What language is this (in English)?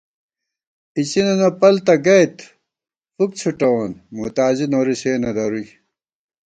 Gawar-Bati